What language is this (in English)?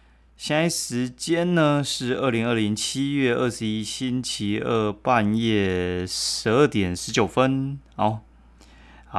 Chinese